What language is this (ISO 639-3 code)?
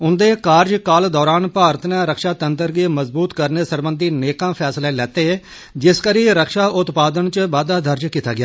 doi